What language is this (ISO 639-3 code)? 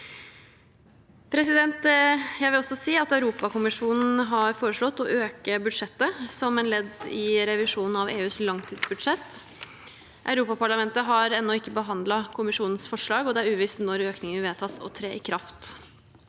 nor